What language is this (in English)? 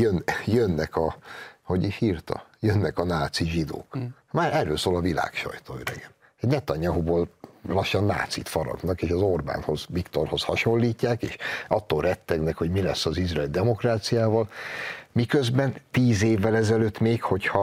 Hungarian